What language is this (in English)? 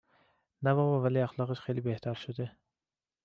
Persian